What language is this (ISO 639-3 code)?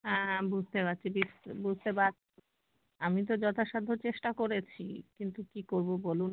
ben